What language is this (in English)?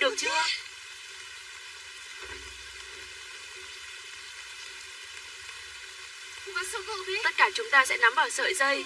Vietnamese